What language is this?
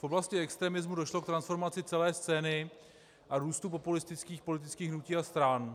Czech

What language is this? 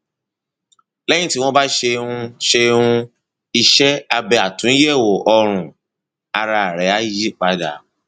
Yoruba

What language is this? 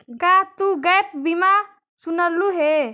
Magahi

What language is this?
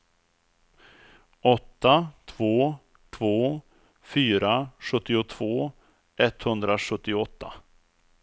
Swedish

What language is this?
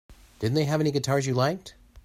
English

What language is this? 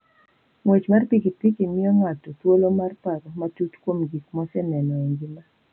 Luo (Kenya and Tanzania)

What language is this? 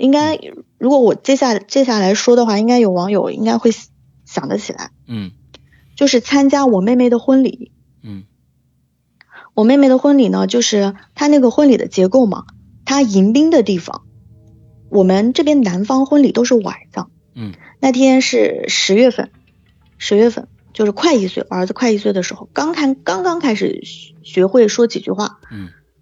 Chinese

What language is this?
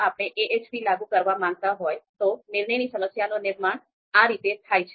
Gujarati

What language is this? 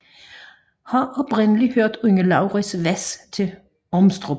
Danish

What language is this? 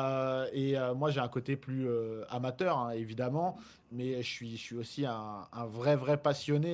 French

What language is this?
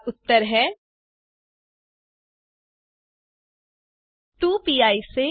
Hindi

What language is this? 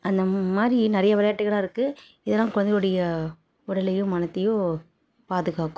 Tamil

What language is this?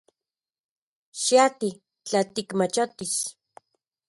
Central Puebla Nahuatl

